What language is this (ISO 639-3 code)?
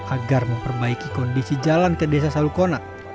ind